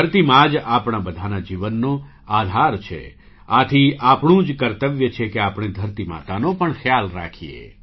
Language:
Gujarati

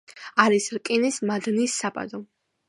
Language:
Georgian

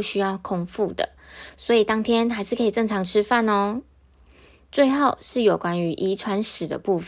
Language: Chinese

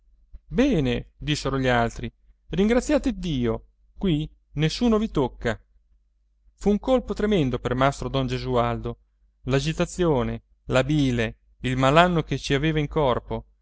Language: Italian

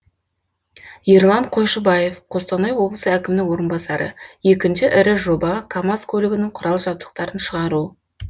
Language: Kazakh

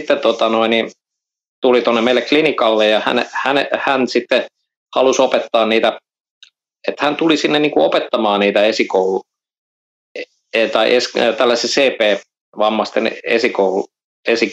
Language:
Finnish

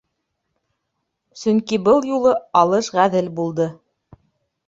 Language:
Bashkir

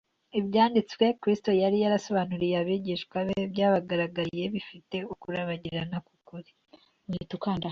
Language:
Kinyarwanda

